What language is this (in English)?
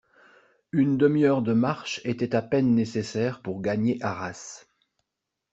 French